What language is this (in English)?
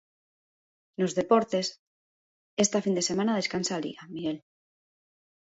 Galician